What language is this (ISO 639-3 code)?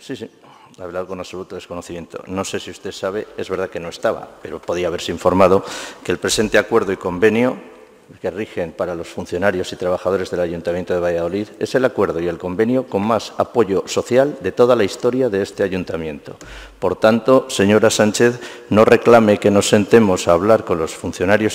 spa